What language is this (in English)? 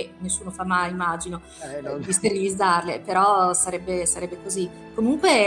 Italian